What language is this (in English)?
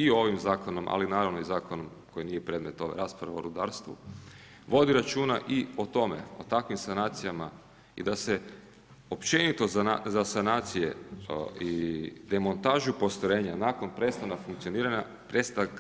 Croatian